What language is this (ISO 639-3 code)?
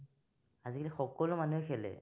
asm